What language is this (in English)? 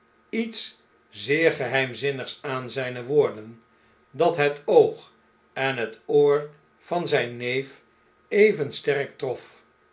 Dutch